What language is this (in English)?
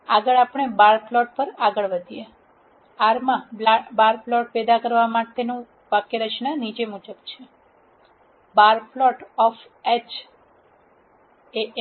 Gujarati